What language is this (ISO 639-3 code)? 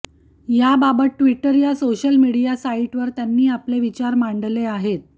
mar